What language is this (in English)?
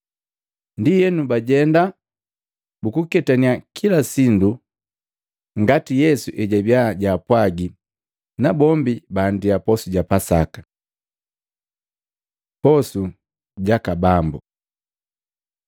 Matengo